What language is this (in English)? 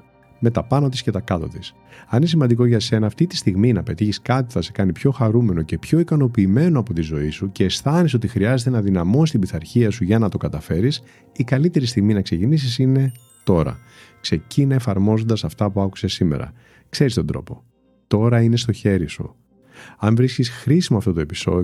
Greek